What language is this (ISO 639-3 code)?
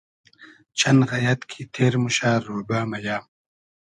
haz